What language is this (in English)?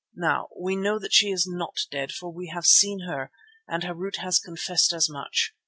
English